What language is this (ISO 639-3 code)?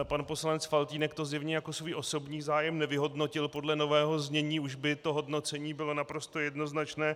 ces